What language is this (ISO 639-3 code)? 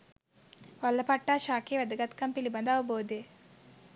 sin